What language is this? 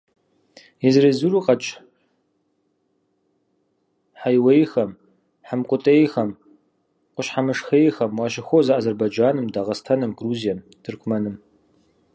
Kabardian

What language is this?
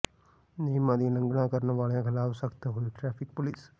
Punjabi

